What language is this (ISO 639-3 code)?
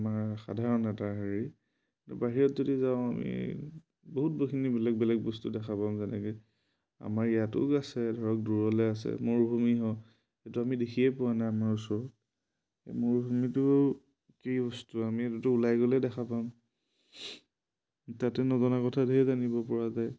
asm